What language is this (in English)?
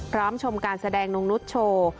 Thai